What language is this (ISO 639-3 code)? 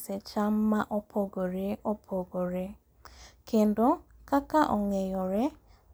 luo